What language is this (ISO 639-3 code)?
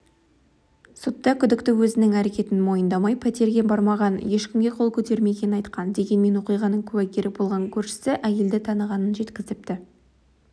kaz